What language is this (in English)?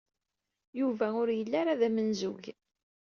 Kabyle